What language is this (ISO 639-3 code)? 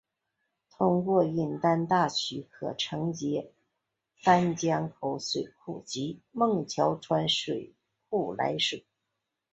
zho